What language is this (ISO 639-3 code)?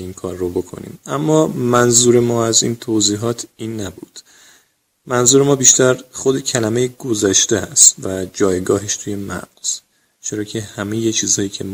fas